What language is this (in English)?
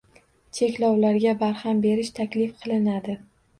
Uzbek